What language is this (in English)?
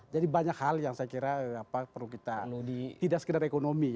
Indonesian